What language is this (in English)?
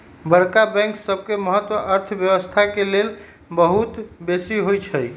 Magahi